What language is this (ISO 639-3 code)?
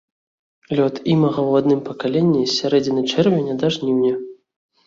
bel